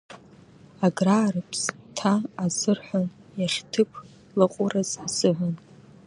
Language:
Abkhazian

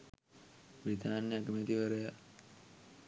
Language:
Sinhala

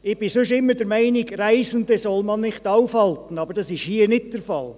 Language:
Swiss German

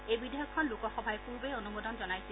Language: Assamese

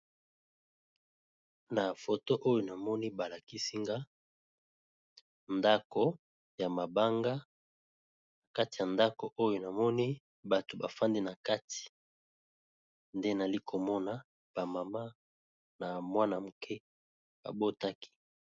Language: Lingala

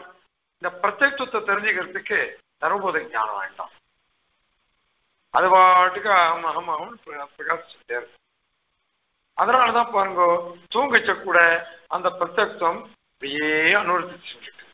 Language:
Czech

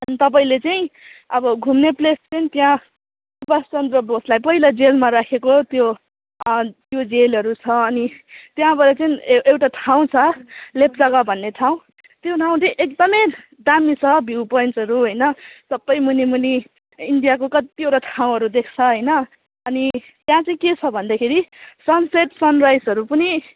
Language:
Nepali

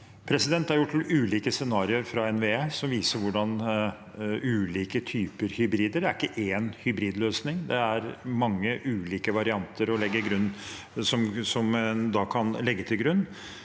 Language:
Norwegian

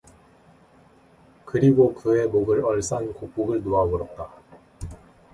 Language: Korean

